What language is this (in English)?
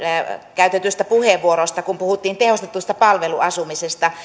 Finnish